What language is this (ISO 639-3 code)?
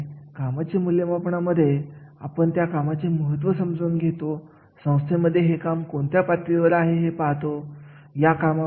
mar